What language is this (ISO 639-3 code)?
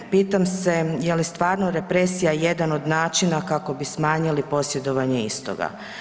hrv